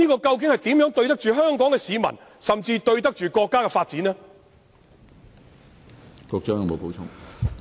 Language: Cantonese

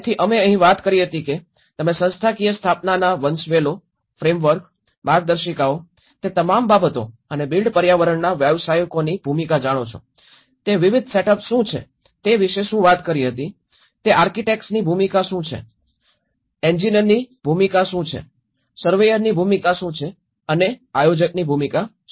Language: Gujarati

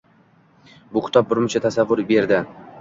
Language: Uzbek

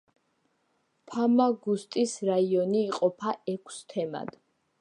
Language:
Georgian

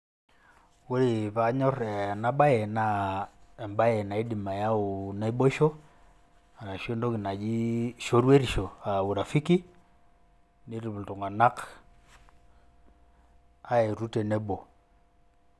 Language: Masai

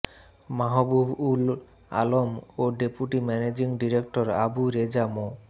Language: Bangla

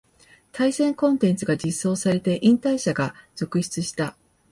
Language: Japanese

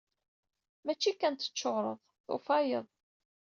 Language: Kabyle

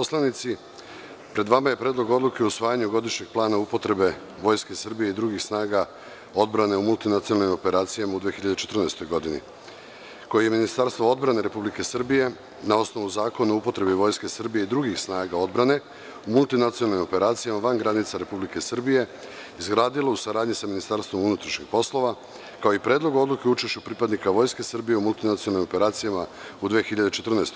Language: Serbian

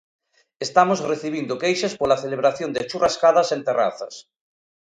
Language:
Galician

